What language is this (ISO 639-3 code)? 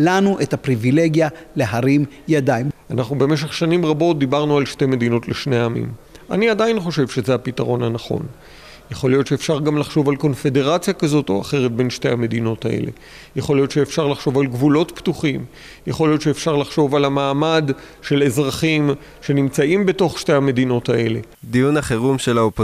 heb